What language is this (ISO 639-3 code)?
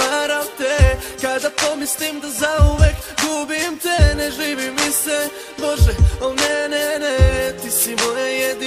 pol